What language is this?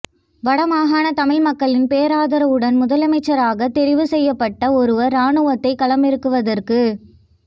Tamil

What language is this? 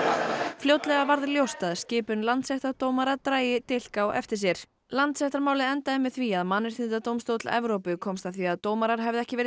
Icelandic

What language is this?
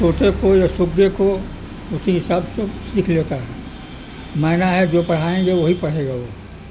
Urdu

